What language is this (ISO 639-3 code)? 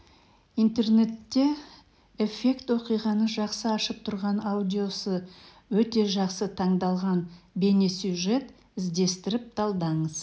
kaz